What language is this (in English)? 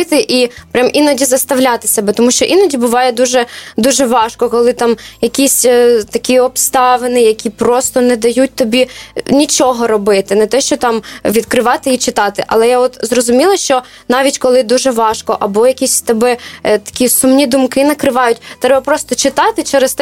Ukrainian